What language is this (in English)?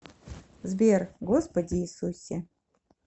Russian